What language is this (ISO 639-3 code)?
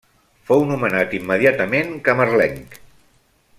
cat